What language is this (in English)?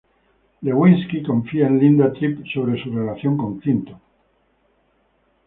Spanish